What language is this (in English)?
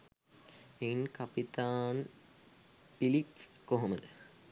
Sinhala